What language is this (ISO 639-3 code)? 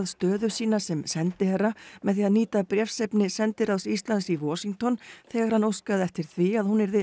isl